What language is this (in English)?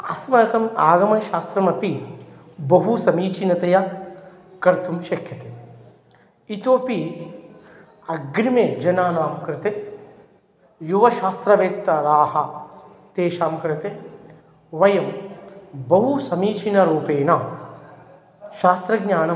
Sanskrit